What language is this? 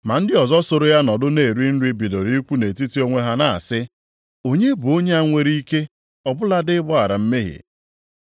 Igbo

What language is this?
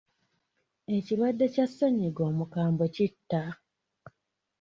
Ganda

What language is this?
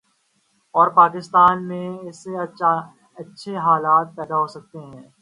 Urdu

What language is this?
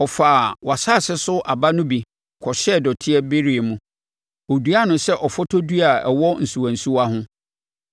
Akan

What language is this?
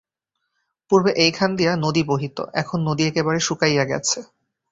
Bangla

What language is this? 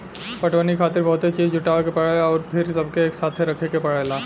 Bhojpuri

